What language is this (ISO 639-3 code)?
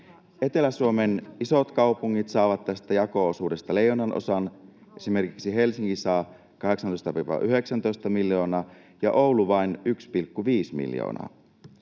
fin